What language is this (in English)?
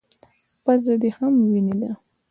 Pashto